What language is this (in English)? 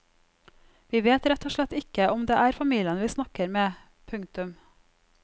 Norwegian